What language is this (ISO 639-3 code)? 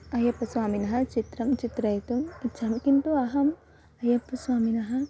san